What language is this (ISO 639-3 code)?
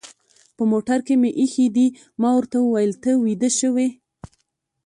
pus